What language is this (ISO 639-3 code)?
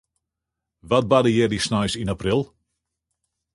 fry